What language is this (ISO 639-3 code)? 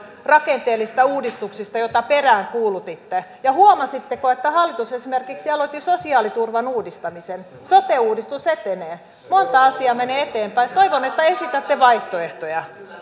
fin